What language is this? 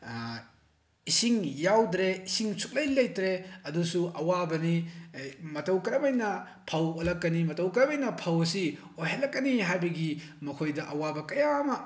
Manipuri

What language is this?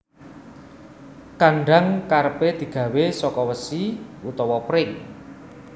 Javanese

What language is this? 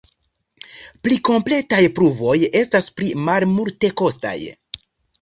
Esperanto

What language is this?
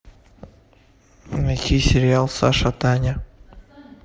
Russian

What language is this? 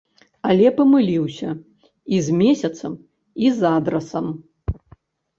Belarusian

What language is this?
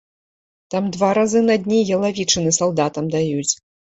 Belarusian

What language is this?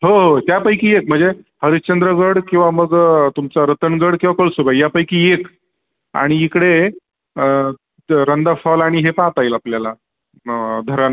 Marathi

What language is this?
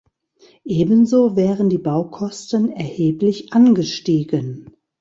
German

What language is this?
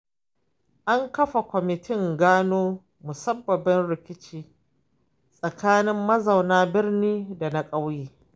Hausa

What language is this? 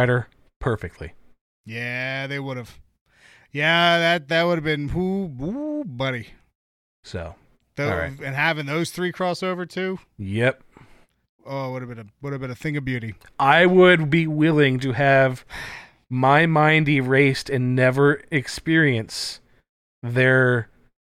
English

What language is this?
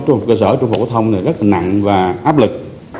Vietnamese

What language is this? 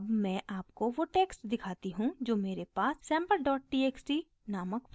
Hindi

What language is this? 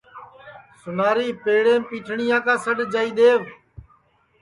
Sansi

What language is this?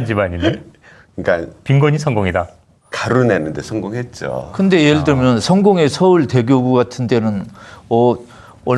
Korean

